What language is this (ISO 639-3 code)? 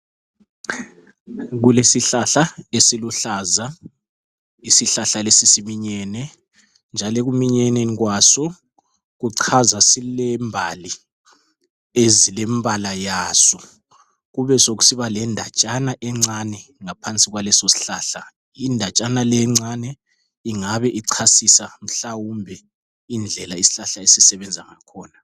nde